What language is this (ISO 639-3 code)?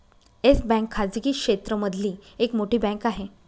mar